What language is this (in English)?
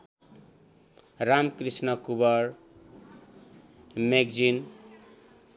Nepali